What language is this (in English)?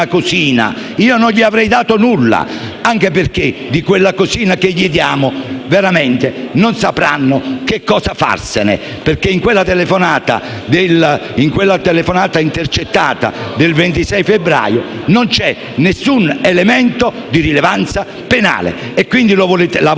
Italian